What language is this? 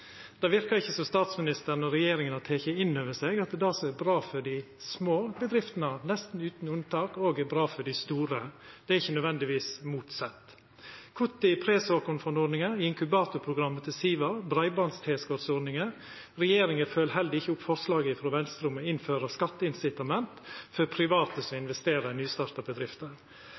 Norwegian Nynorsk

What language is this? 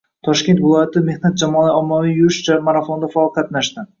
Uzbek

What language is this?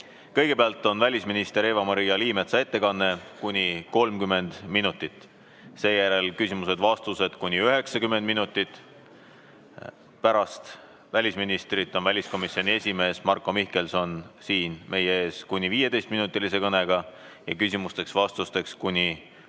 Estonian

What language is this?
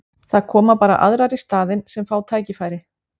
Icelandic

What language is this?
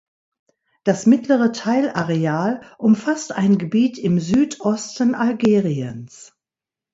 German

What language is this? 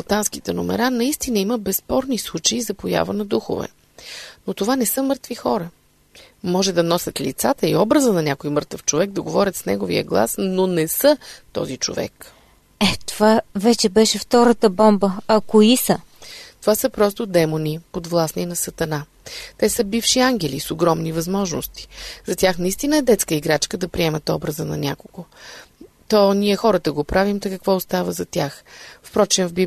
Bulgarian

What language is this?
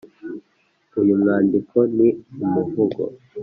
Kinyarwanda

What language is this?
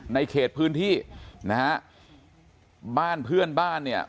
Thai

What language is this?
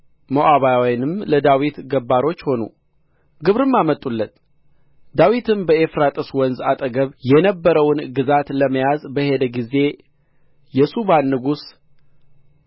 Amharic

